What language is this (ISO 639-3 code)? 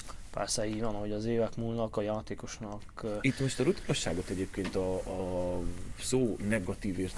hun